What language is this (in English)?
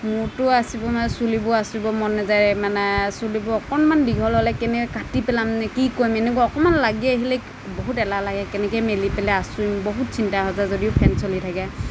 Assamese